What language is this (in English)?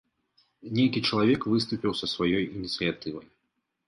Belarusian